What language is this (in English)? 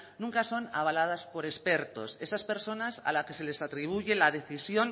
Spanish